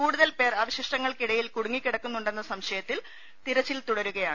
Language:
Malayalam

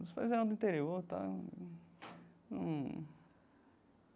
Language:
Portuguese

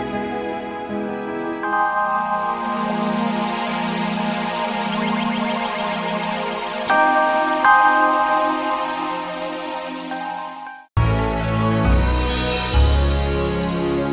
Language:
Indonesian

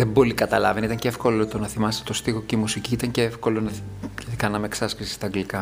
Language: Greek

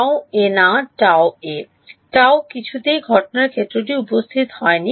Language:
Bangla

